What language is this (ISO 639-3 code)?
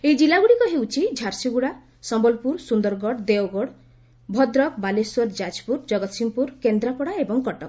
ori